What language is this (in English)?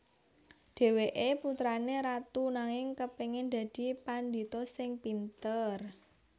Javanese